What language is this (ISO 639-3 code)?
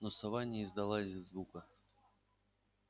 rus